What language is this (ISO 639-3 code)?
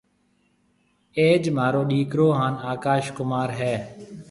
mve